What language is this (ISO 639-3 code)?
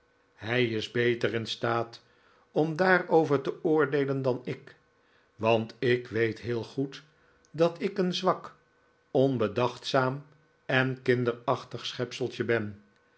nld